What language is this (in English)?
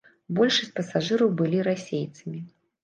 Belarusian